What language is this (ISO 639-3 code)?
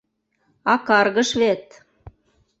chm